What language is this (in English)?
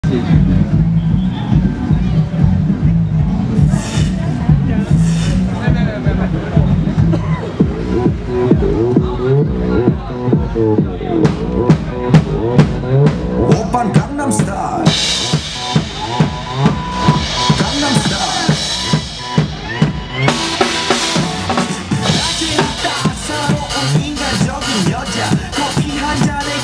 Czech